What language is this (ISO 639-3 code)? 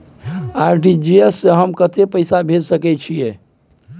mai